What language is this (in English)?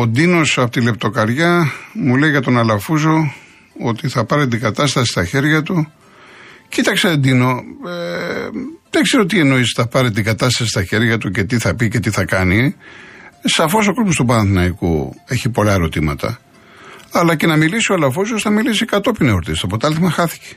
Greek